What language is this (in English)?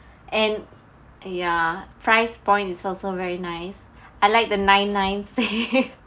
English